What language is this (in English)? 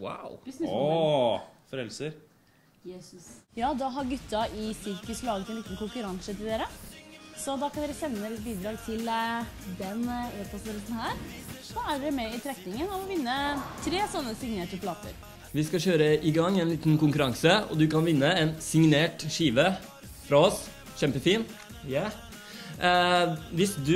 Norwegian